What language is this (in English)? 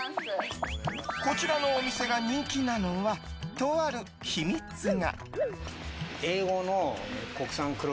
Japanese